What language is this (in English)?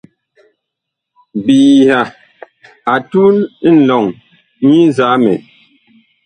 Bakoko